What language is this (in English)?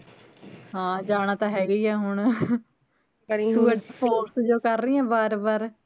Punjabi